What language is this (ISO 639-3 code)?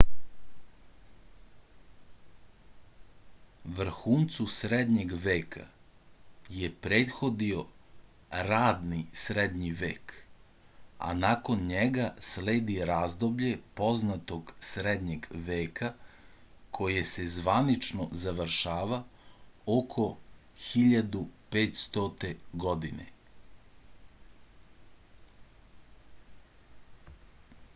srp